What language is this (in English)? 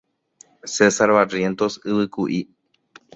Guarani